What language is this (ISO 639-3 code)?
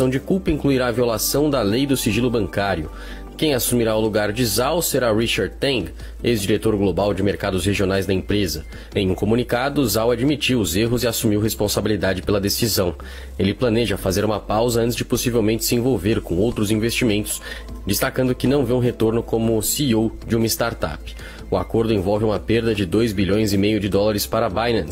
por